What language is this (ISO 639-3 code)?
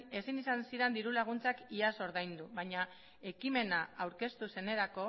eus